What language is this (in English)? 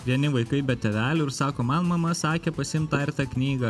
Lithuanian